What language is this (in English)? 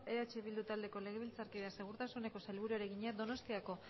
Basque